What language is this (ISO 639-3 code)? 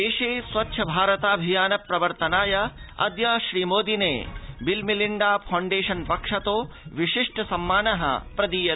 san